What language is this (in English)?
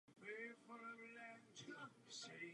Czech